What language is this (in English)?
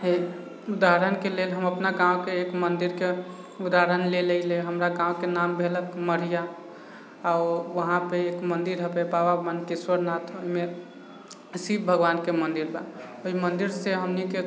Maithili